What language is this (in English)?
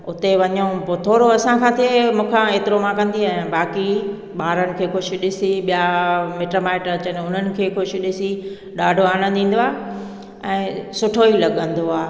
Sindhi